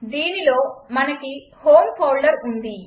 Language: Telugu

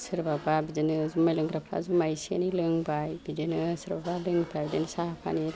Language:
Bodo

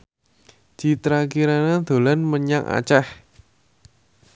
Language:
Javanese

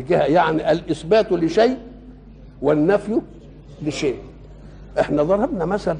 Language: Arabic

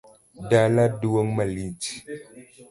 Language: Luo (Kenya and Tanzania)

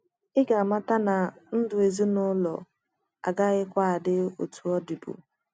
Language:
Igbo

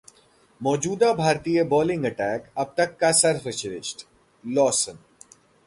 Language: Hindi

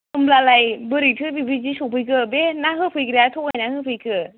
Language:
Bodo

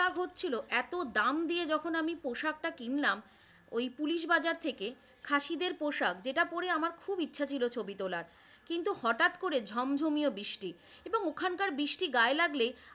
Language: Bangla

